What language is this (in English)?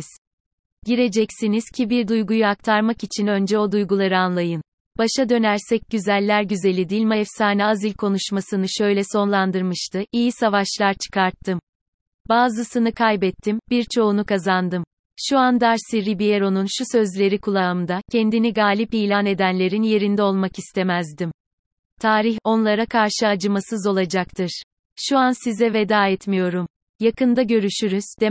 Turkish